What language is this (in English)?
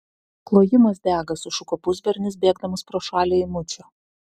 Lithuanian